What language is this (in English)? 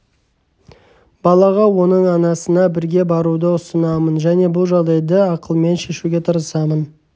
Kazakh